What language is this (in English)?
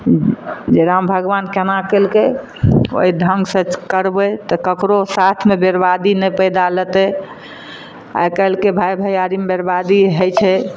Maithili